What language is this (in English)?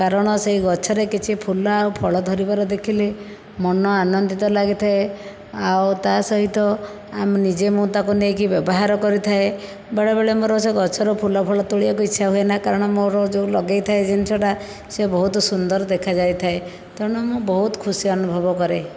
Odia